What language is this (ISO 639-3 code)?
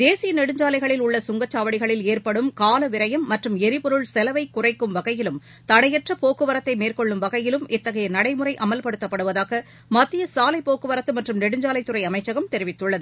tam